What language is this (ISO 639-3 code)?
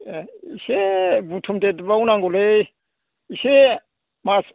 brx